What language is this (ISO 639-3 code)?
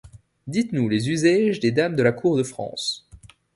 fra